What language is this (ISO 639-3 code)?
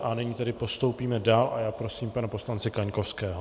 ces